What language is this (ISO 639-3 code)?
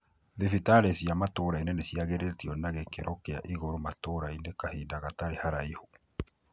kik